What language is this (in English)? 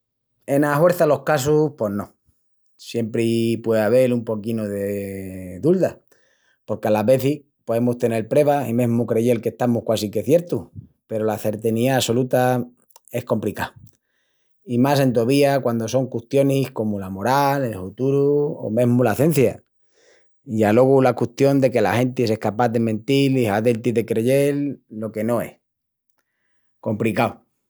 Extremaduran